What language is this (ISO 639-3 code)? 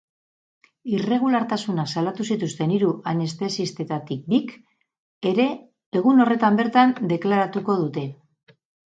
eus